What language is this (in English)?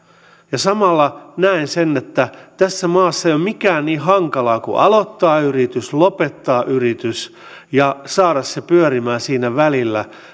Finnish